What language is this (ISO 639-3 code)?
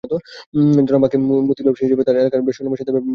ben